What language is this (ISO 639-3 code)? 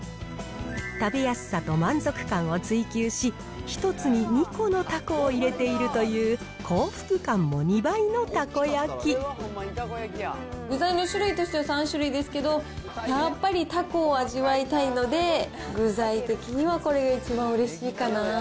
jpn